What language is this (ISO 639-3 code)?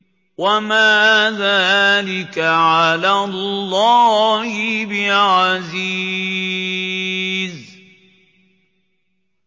ara